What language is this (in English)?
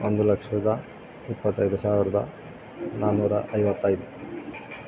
Kannada